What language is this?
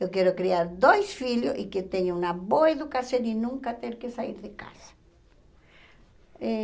Portuguese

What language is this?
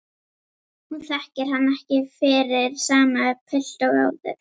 Icelandic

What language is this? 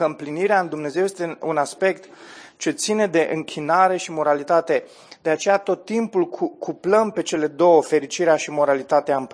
Romanian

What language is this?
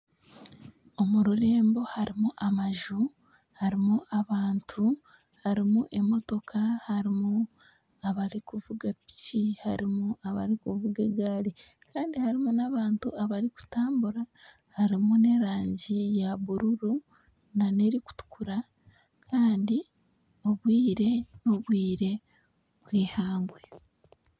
Nyankole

